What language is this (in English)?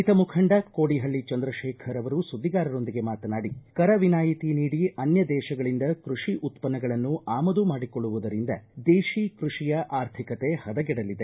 Kannada